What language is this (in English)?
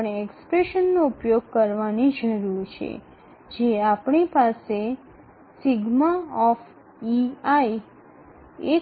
Bangla